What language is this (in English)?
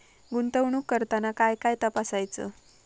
Marathi